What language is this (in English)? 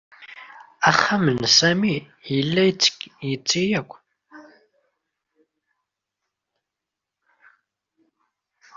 Kabyle